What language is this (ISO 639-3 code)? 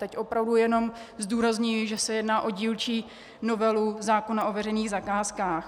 ces